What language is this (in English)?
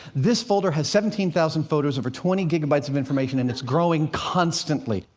English